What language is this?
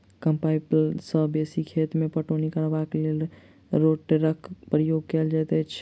Maithili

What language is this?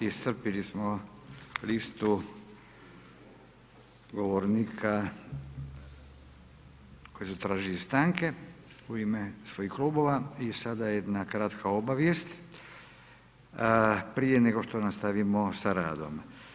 Croatian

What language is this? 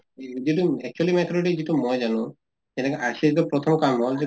Assamese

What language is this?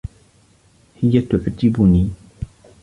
Arabic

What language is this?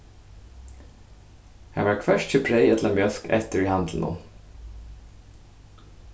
Faroese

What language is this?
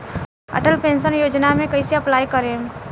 Bhojpuri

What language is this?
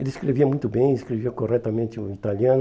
Portuguese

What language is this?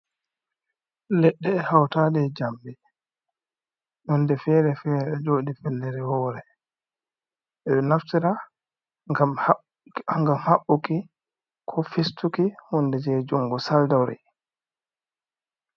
Fula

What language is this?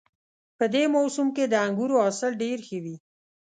Pashto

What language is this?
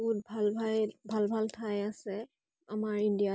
Assamese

